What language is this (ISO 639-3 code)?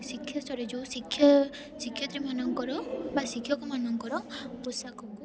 ori